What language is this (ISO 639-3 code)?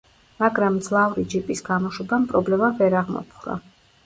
kat